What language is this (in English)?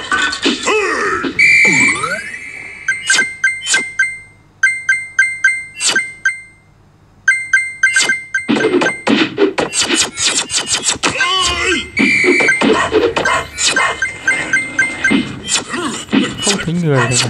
Vietnamese